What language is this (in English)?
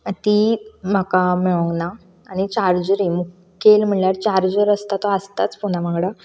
Konkani